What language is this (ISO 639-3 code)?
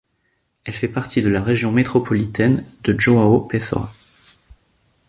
fra